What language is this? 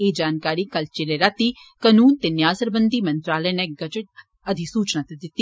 Dogri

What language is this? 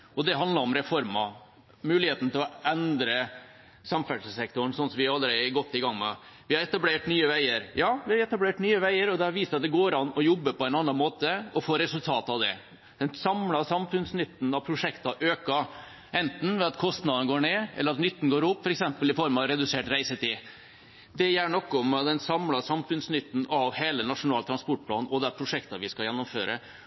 Norwegian Bokmål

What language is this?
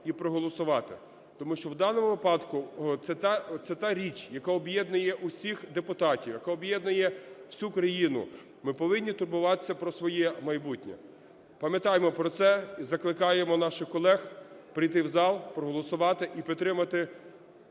Ukrainian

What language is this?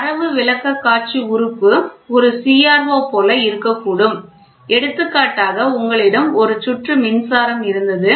Tamil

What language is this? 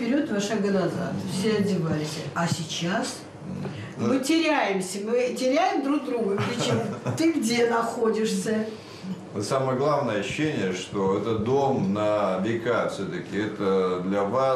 Russian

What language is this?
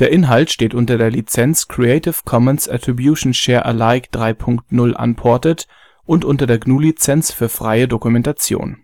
German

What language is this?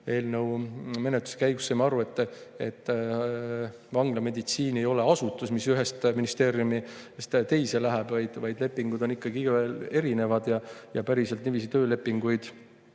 Estonian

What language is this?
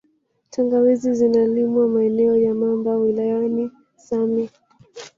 Swahili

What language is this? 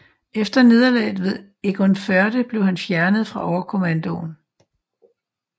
Danish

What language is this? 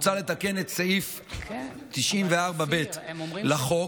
Hebrew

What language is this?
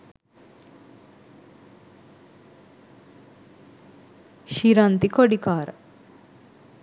Sinhala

